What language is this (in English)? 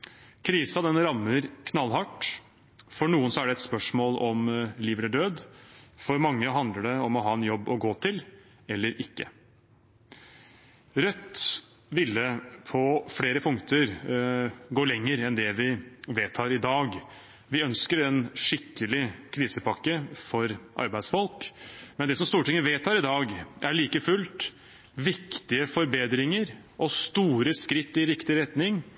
Norwegian Bokmål